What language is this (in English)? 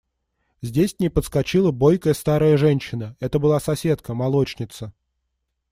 Russian